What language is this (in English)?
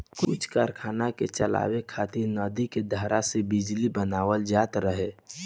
Bhojpuri